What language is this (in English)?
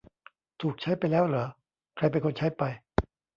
Thai